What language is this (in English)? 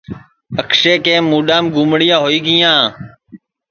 Sansi